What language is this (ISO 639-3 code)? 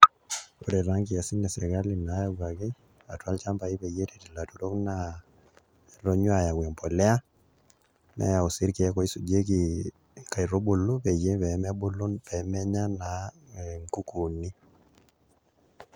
mas